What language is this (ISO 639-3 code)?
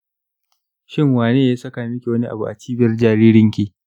hau